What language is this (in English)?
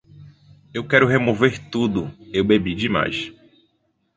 Portuguese